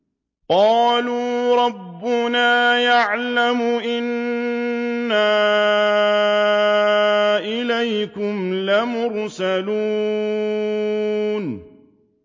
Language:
Arabic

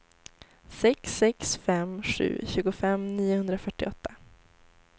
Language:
Swedish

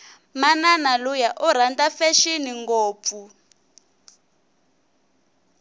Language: Tsonga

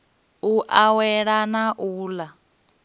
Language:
Venda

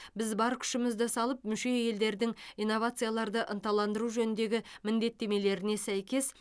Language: Kazakh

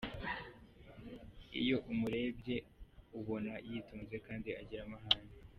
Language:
Kinyarwanda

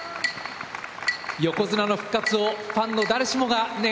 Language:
Japanese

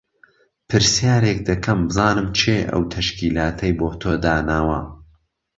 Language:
Central Kurdish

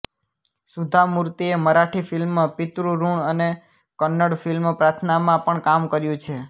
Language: Gujarati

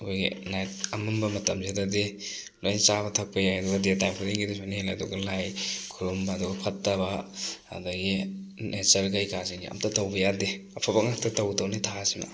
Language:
Manipuri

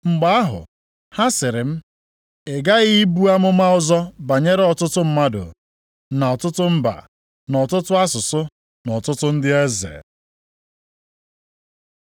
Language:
Igbo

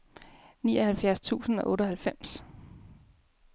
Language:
Danish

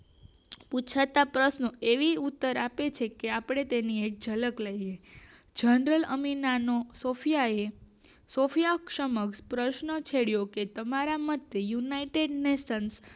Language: Gujarati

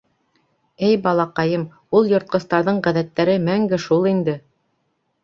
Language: Bashkir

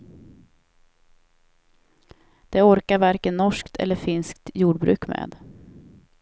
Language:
Swedish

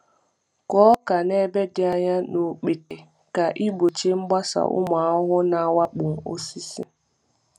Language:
Igbo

